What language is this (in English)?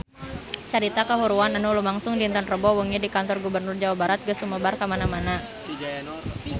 Sundanese